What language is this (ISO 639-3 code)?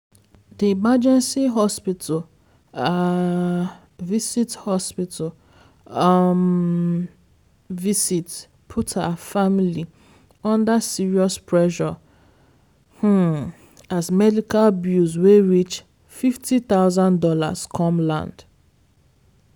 pcm